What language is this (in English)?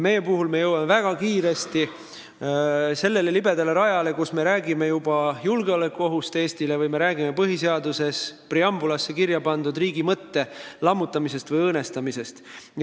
Estonian